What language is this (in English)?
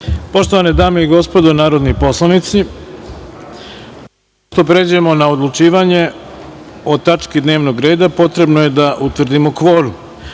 Serbian